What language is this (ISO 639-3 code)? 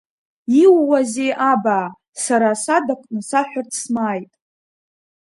abk